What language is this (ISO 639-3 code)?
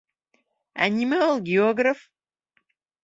bak